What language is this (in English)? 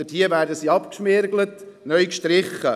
Swiss German